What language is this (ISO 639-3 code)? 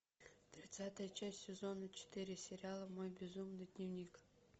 rus